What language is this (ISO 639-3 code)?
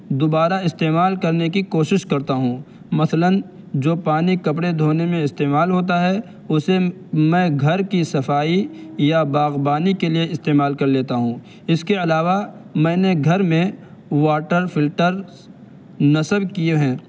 urd